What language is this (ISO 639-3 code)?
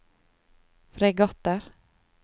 nor